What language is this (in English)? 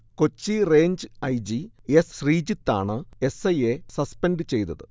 Malayalam